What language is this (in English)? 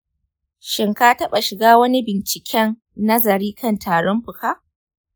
Hausa